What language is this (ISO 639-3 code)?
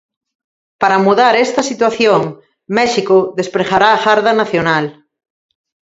glg